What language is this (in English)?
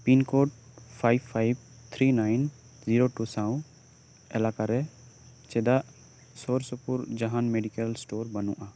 Santali